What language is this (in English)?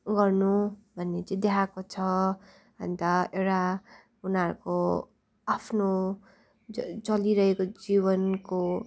Nepali